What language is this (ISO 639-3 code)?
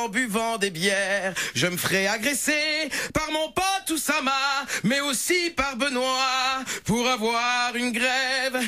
fra